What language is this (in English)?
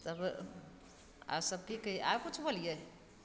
Maithili